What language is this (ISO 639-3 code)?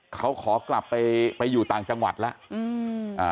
tha